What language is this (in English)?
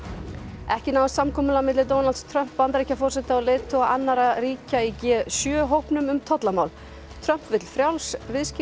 Icelandic